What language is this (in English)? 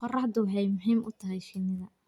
Somali